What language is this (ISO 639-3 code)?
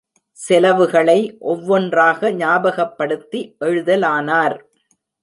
tam